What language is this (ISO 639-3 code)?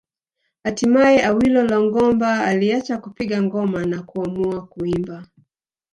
swa